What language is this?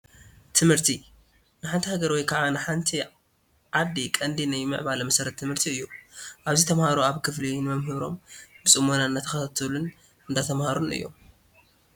Tigrinya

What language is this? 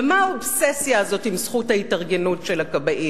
Hebrew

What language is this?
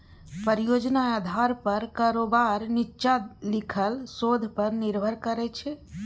Maithili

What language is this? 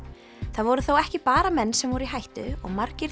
Icelandic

